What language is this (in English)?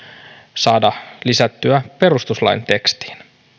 Finnish